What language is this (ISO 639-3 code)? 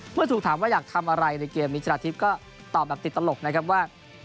tha